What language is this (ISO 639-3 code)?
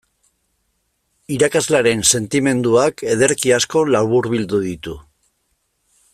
eus